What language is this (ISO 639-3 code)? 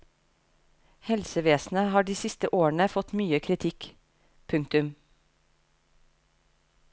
nor